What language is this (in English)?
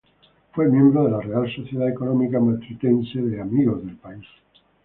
Spanish